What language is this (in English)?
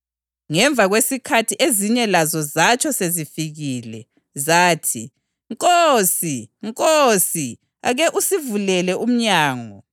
North Ndebele